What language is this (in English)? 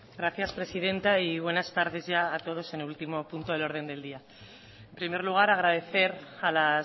Spanish